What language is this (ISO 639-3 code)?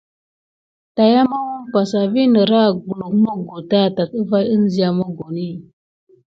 gid